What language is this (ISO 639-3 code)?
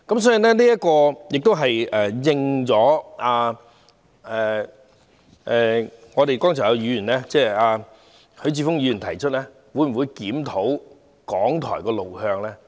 yue